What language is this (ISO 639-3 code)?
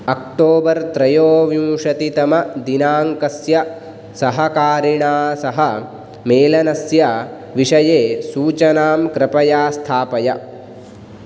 san